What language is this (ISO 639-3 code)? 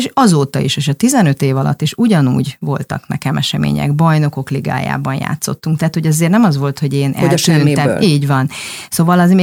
hun